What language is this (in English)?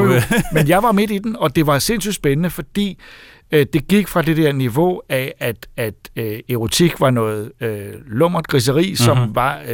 Danish